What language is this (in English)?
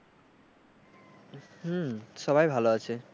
Bangla